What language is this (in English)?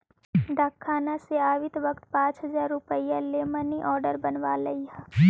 Magahi